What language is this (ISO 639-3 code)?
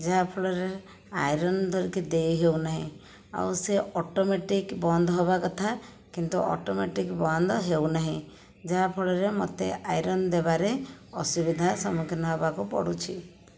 ori